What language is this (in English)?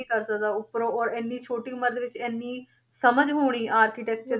Punjabi